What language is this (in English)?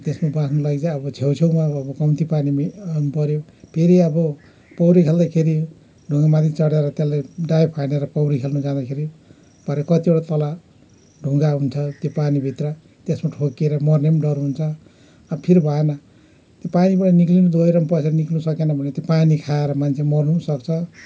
Nepali